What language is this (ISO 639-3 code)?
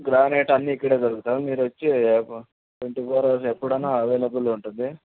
tel